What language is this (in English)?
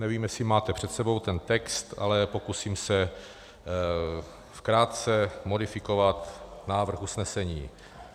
Czech